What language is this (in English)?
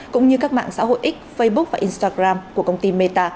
Vietnamese